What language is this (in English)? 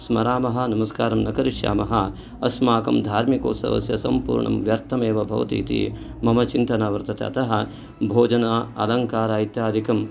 Sanskrit